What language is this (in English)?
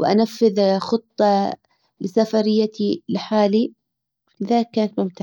Hijazi Arabic